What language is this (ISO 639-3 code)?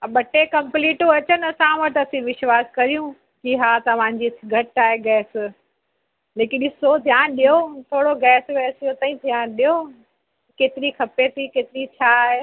snd